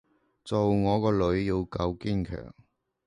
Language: Cantonese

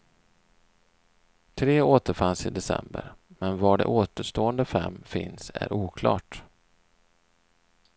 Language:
Swedish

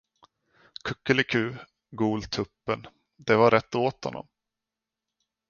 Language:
Swedish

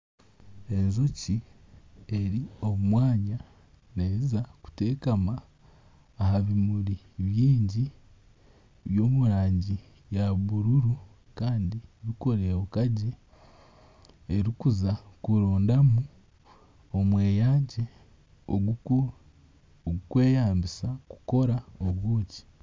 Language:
Nyankole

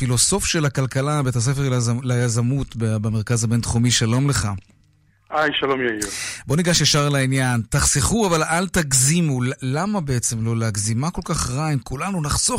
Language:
Hebrew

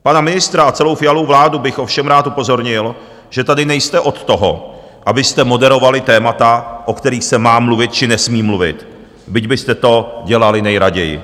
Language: Czech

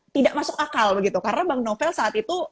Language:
Indonesian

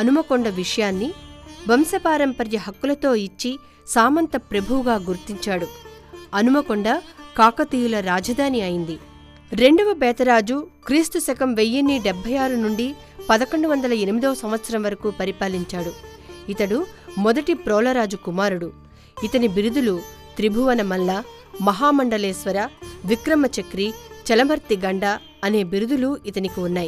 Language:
Telugu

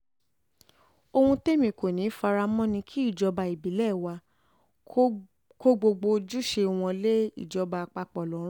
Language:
Yoruba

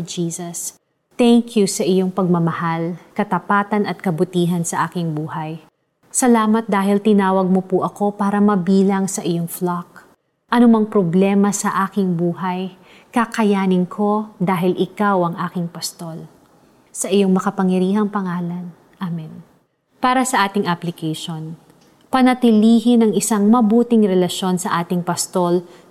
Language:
Filipino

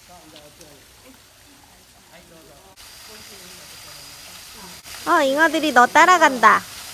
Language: Korean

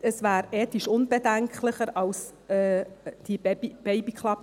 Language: Swiss German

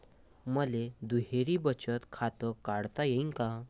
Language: Marathi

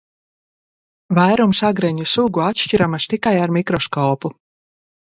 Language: Latvian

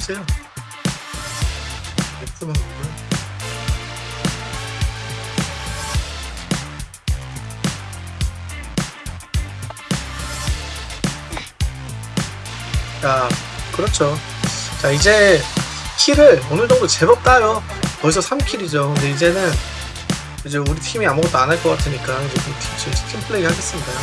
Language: Korean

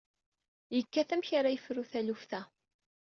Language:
Kabyle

